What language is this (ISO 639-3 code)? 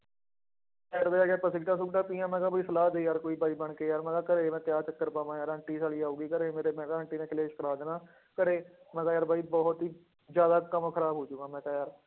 pan